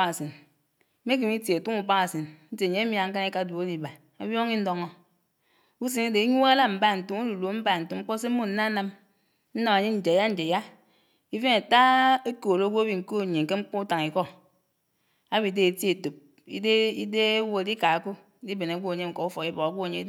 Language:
Anaang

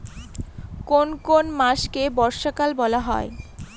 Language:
Bangla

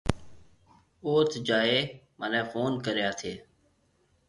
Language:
Marwari (Pakistan)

